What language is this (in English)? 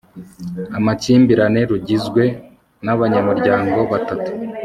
Kinyarwanda